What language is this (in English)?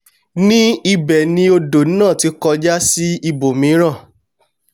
Yoruba